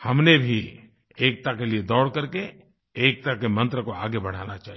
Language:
Hindi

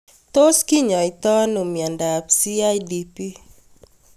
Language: Kalenjin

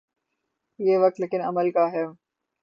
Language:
Urdu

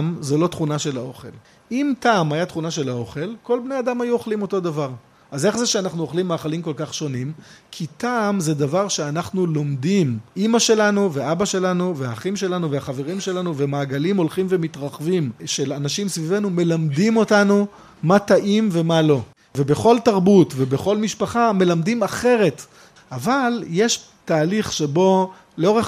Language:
Hebrew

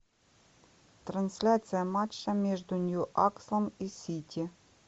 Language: Russian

